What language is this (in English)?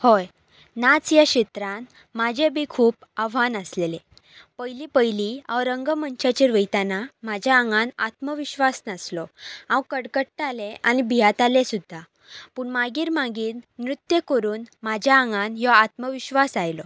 Konkani